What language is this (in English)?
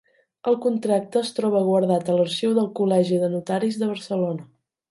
Catalan